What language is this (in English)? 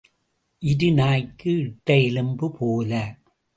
Tamil